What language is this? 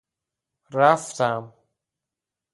Persian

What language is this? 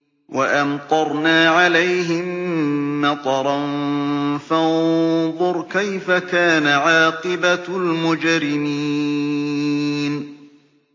Arabic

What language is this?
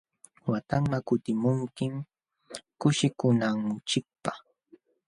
Jauja Wanca Quechua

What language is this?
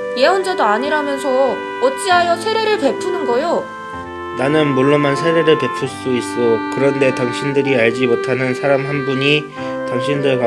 Korean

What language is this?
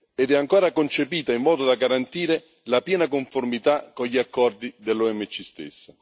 Italian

